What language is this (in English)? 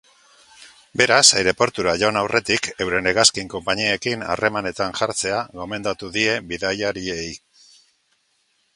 Basque